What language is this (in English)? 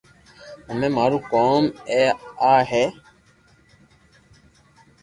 Loarki